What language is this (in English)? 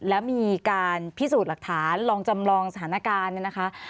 Thai